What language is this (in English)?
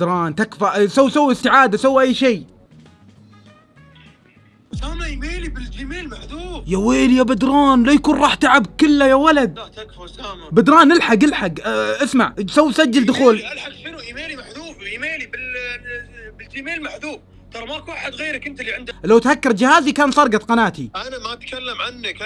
Arabic